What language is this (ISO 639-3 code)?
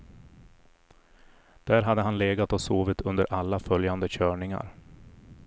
swe